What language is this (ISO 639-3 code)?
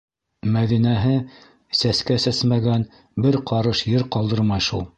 bak